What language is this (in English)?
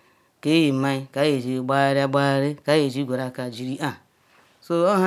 Ikwere